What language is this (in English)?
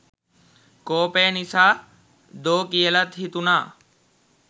Sinhala